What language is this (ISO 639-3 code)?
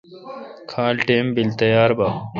xka